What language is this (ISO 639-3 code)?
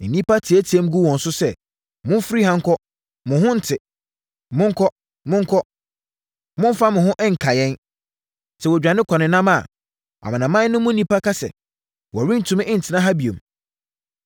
aka